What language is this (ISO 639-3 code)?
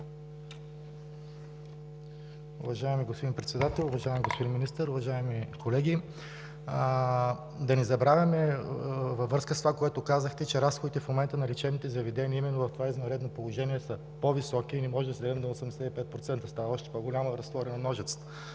bul